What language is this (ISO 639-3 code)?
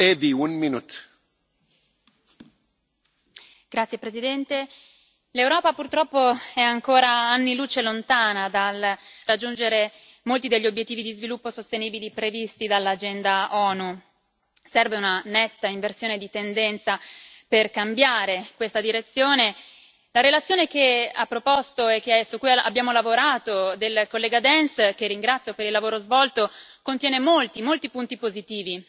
ita